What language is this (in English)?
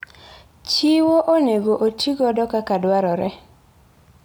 Luo (Kenya and Tanzania)